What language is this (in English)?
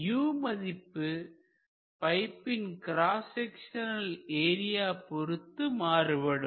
Tamil